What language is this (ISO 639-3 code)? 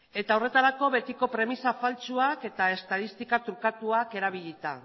eus